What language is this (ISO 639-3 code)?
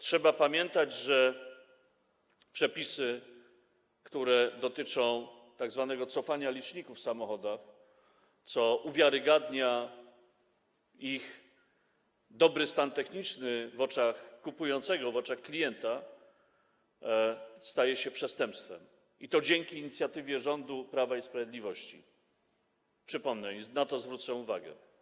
pol